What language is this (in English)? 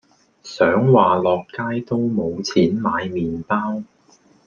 Cantonese